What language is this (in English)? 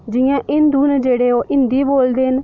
Dogri